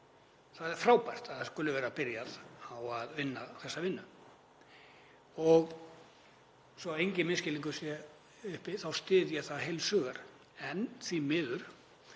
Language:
Icelandic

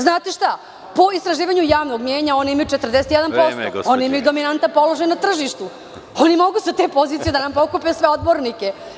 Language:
Serbian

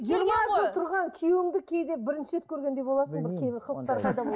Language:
Kazakh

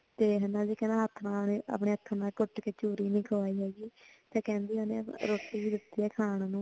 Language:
Punjabi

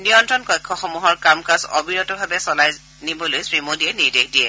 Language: Assamese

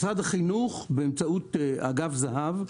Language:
Hebrew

